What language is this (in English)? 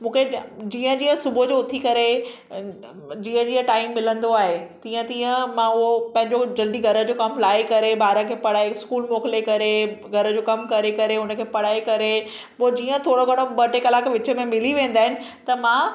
Sindhi